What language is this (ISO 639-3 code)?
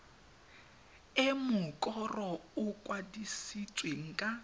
tsn